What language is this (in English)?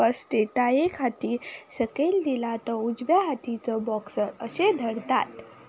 Konkani